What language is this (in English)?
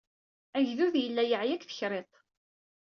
Kabyle